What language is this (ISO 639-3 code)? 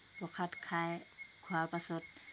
asm